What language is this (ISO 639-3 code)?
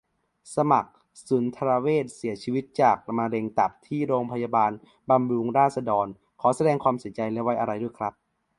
tha